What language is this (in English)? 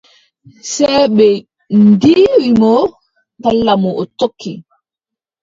Adamawa Fulfulde